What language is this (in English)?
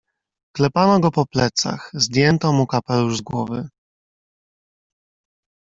Polish